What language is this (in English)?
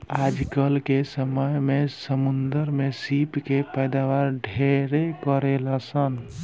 Bhojpuri